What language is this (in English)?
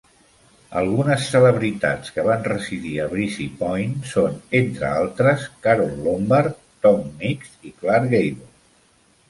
Catalan